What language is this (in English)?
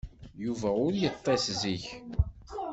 Kabyle